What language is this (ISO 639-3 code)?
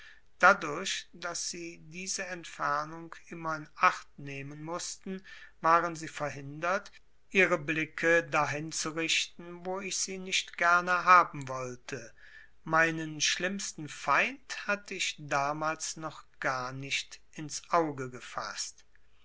deu